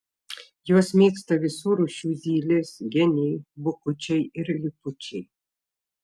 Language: Lithuanian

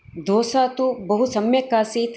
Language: Sanskrit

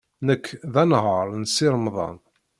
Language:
Kabyle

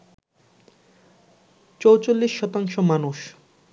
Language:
Bangla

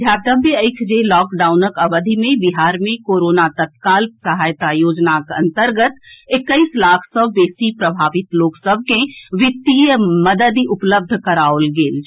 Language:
Maithili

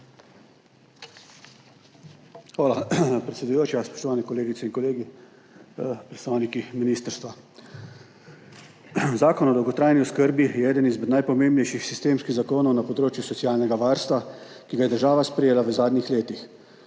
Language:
Slovenian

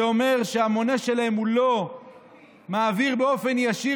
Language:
Hebrew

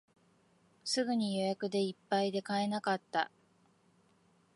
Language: Japanese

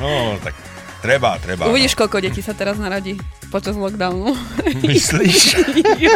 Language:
Slovak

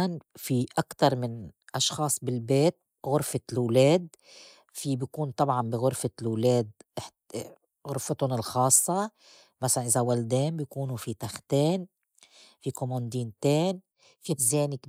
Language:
North Levantine Arabic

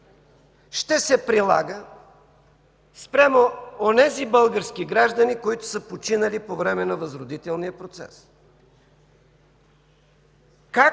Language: Bulgarian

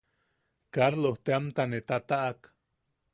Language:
Yaqui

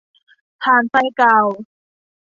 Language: Thai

